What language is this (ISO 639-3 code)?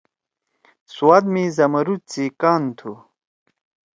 trw